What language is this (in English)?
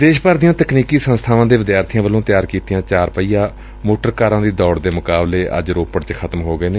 Punjabi